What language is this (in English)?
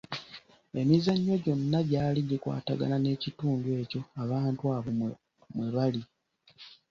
Ganda